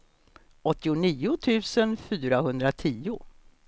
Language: Swedish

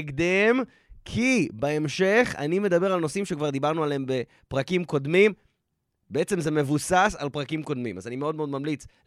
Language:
Hebrew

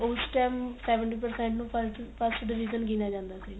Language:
Punjabi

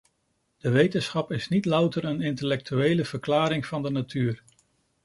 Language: Dutch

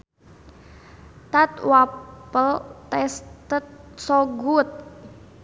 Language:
Sundanese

